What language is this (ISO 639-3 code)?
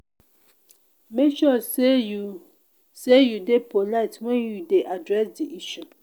pcm